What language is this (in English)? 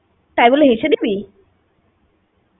Bangla